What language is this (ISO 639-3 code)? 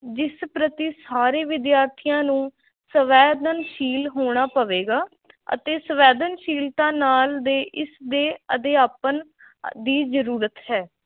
pan